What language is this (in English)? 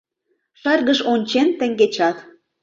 Mari